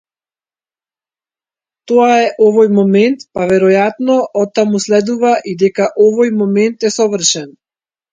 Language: Macedonian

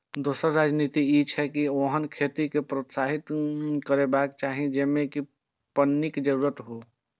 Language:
Maithili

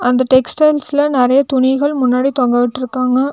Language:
Tamil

